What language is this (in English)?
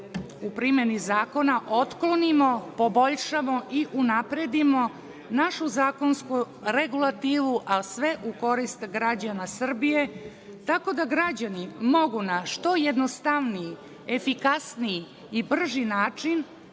Serbian